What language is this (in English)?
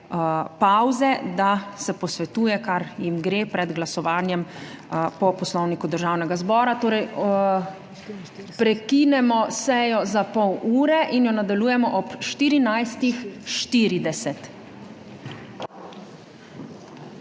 Slovenian